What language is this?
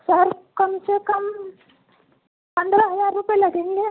Urdu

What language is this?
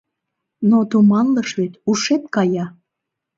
Mari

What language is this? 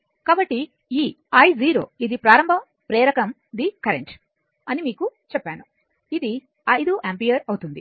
Telugu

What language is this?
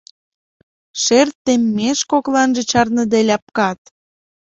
Mari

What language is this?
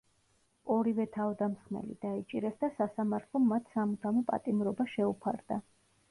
Georgian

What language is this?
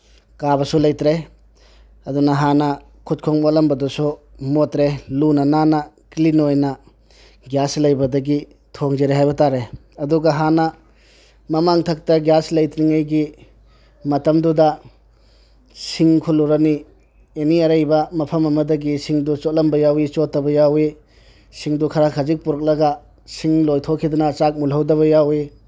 Manipuri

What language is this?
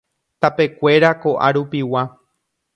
Guarani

